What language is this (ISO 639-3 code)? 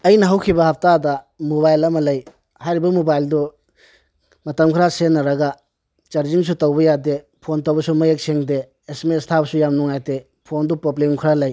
mni